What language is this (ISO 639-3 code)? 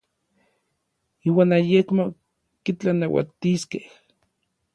nlv